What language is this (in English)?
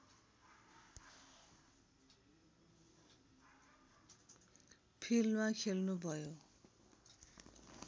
Nepali